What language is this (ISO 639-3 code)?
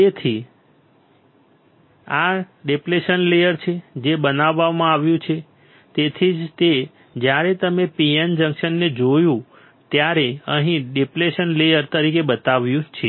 guj